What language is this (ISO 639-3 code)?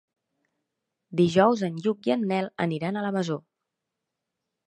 cat